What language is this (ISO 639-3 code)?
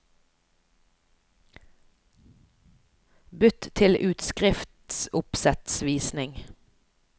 nor